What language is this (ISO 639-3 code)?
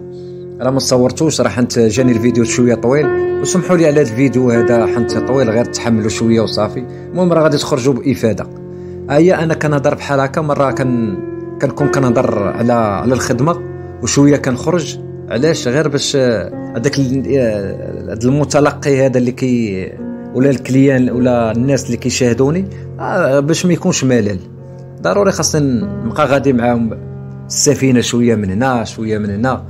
ara